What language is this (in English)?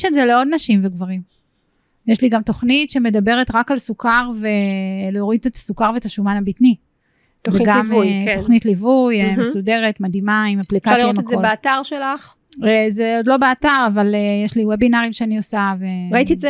Hebrew